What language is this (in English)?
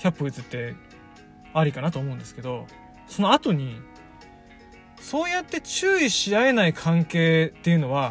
Japanese